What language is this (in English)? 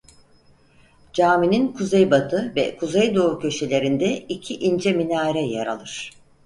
Turkish